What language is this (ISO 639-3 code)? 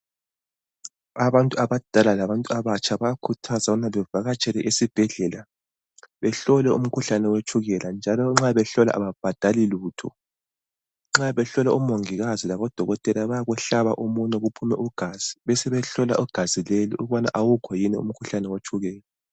nde